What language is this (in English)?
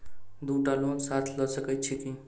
Maithili